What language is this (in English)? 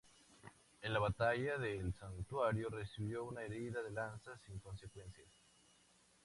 Spanish